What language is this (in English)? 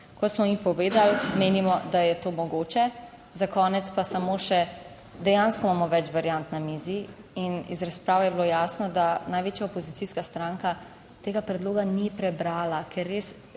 Slovenian